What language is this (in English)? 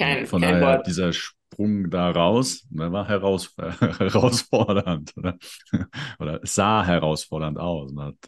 German